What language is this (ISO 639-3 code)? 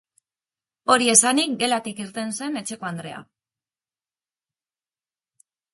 eus